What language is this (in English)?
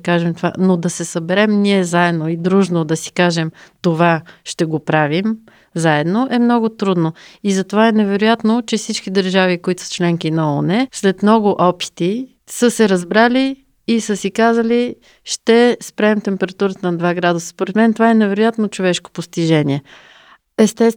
Bulgarian